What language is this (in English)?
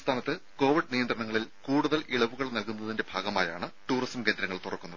Malayalam